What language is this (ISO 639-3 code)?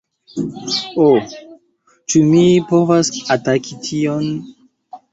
epo